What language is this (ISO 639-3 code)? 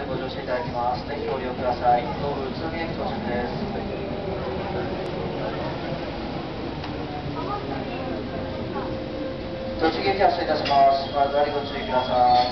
jpn